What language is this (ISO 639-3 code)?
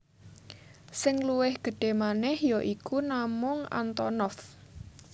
jav